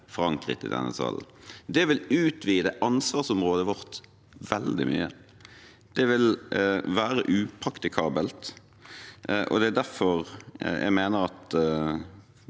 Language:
Norwegian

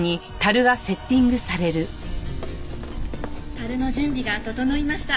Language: Japanese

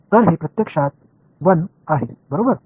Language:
Marathi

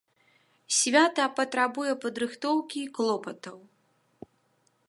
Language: Belarusian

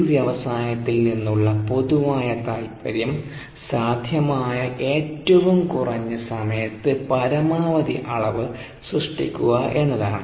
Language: Malayalam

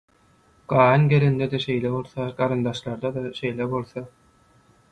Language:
Turkmen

